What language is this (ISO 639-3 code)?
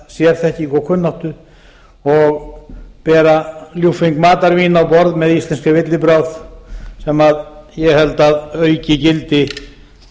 isl